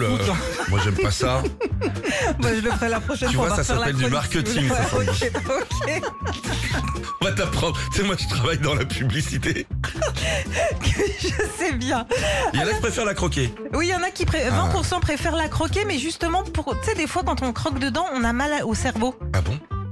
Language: French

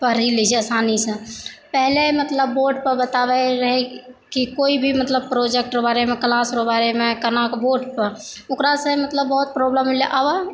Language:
Maithili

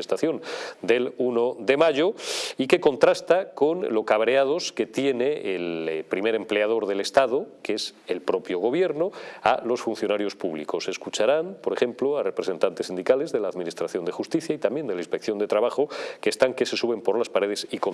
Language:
Spanish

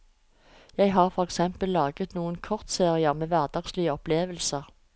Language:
Norwegian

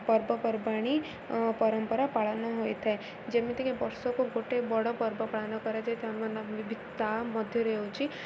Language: Odia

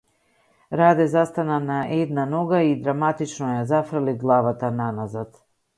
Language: Macedonian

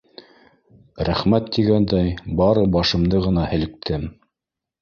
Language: Bashkir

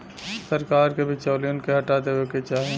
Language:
Bhojpuri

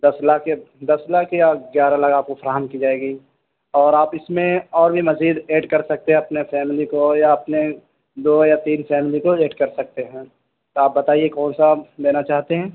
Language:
Urdu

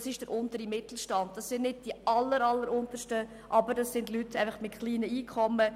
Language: Swiss German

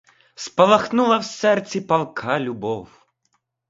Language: Ukrainian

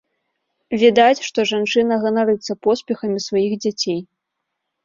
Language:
Belarusian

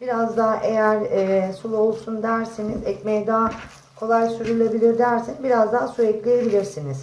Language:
Turkish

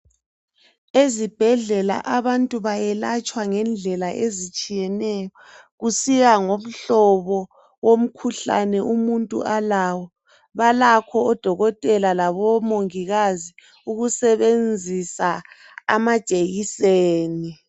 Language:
North Ndebele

